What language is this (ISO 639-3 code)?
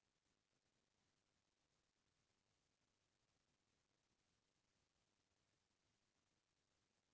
hne